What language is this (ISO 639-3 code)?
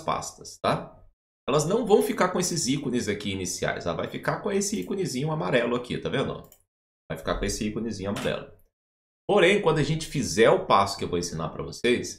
por